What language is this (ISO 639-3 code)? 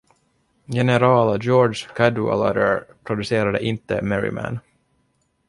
swe